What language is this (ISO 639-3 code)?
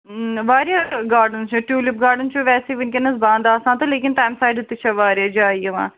kas